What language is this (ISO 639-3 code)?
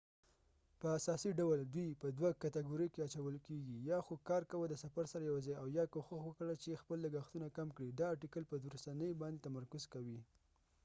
pus